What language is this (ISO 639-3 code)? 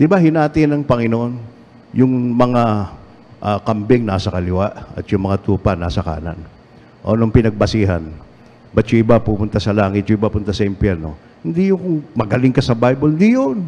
fil